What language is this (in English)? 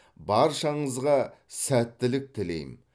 Kazakh